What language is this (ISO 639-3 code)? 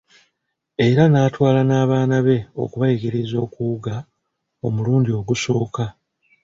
lug